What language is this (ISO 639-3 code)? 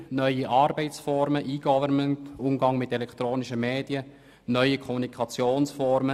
gsw